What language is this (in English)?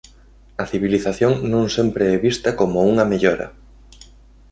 Galician